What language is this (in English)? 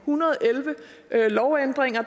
Danish